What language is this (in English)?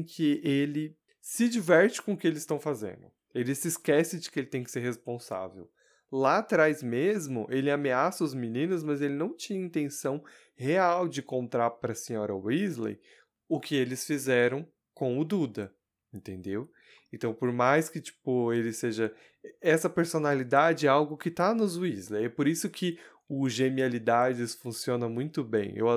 Portuguese